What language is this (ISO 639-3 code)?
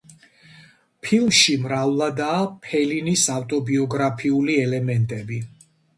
kat